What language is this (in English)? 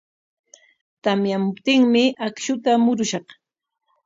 Corongo Ancash Quechua